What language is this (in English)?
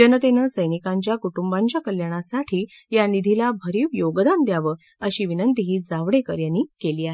Marathi